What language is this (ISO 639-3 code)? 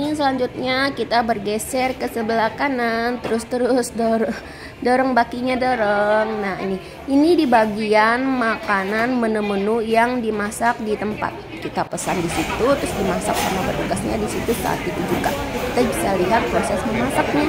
ind